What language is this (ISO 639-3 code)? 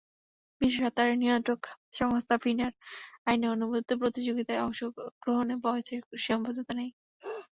ben